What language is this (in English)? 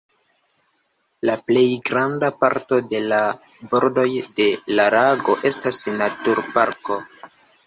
Esperanto